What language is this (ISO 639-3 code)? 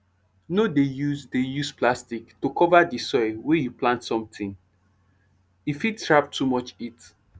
pcm